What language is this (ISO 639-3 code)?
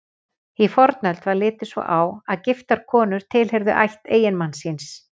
isl